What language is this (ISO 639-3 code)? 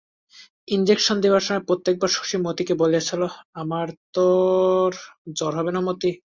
ben